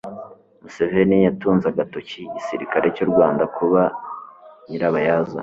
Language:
Kinyarwanda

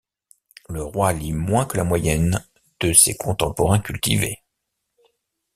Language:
French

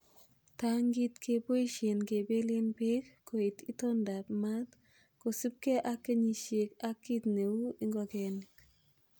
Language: Kalenjin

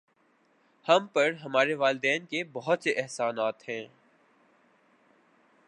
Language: Urdu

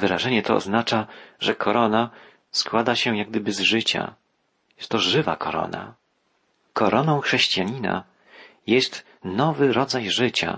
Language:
Polish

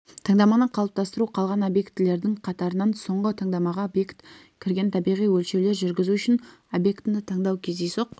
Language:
Kazakh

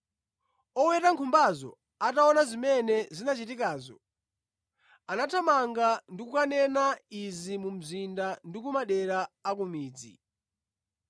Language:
Nyanja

